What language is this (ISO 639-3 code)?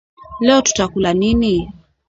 swa